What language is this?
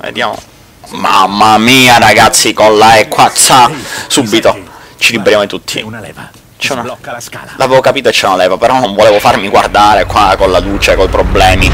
Italian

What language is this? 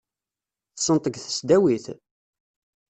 Kabyle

